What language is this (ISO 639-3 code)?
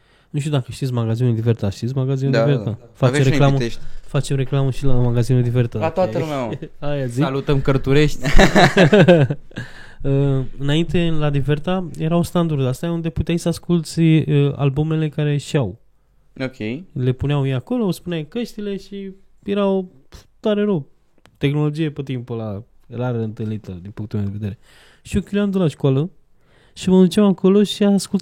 ron